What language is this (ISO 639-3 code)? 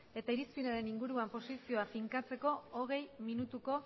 eus